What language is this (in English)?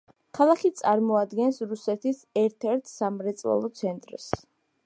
Georgian